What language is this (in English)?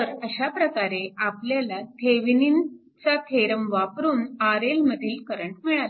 Marathi